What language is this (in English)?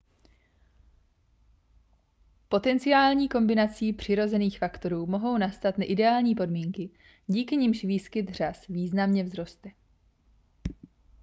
Czech